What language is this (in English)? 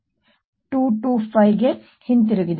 Kannada